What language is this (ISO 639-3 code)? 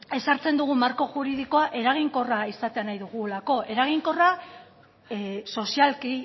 eus